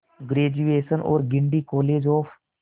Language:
Hindi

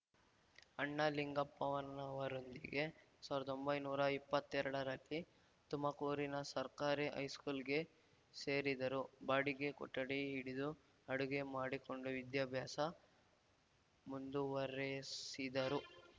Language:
Kannada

